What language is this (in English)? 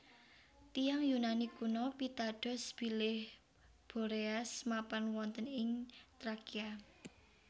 Javanese